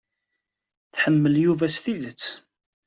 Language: Kabyle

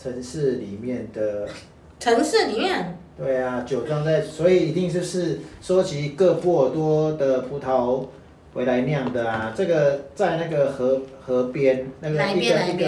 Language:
Chinese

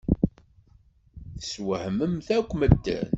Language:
Kabyle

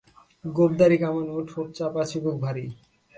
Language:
Bangla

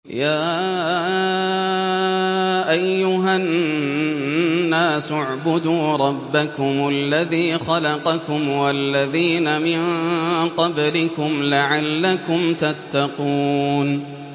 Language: Arabic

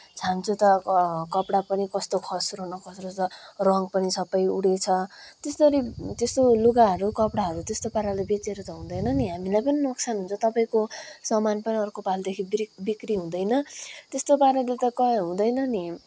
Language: Nepali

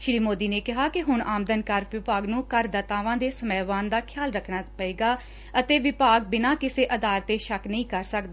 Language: Punjabi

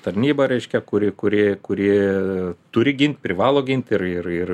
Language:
Lithuanian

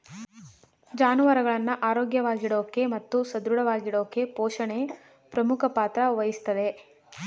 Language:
Kannada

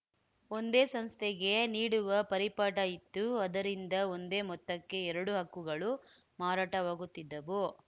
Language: Kannada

